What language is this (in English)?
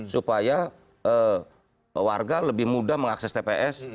Indonesian